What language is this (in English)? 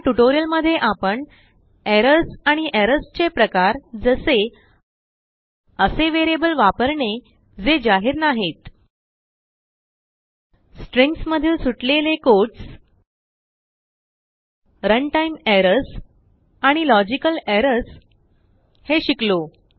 Marathi